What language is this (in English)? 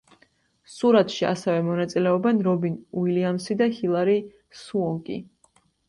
Georgian